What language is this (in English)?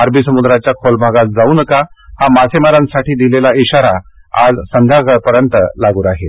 Marathi